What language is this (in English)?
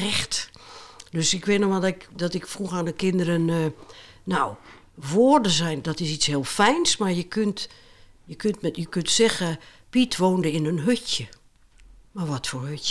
Dutch